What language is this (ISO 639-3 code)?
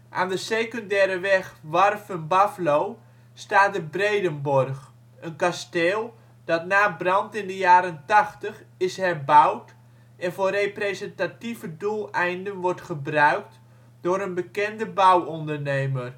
nld